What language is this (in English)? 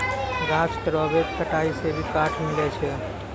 Maithili